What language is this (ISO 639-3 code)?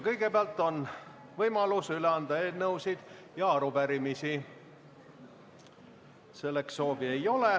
est